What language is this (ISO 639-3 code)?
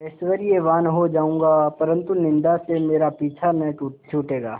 hin